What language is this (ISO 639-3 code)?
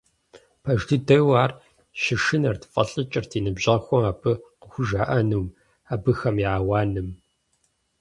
kbd